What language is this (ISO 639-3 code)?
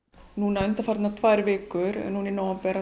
isl